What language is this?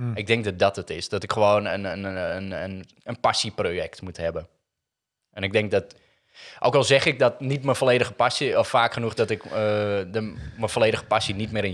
Dutch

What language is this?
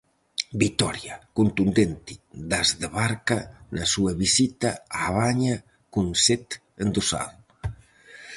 Galician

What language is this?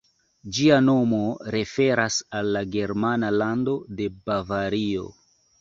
Esperanto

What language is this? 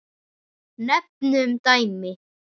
Icelandic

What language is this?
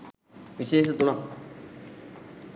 Sinhala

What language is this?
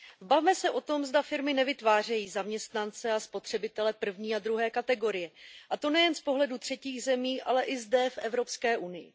Czech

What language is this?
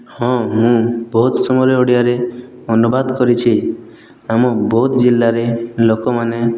Odia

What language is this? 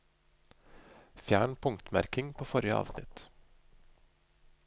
Norwegian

